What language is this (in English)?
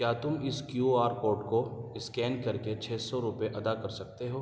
Urdu